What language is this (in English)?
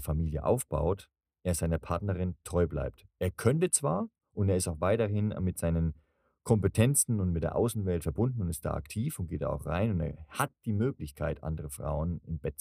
German